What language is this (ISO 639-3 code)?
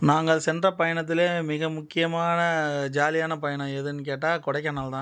tam